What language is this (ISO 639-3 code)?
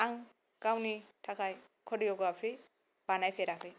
brx